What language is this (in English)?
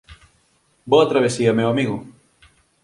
Galician